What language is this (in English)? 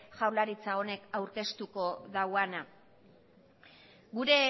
Basque